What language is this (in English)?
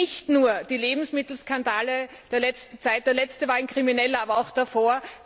German